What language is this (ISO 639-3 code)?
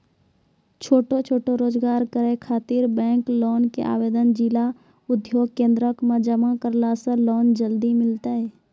mai